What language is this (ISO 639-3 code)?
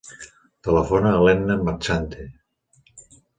cat